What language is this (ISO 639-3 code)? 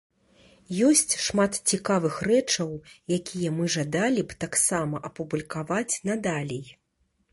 bel